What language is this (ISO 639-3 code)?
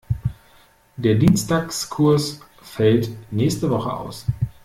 deu